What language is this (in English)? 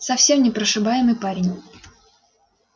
Russian